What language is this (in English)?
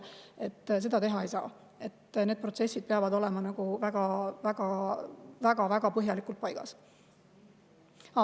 Estonian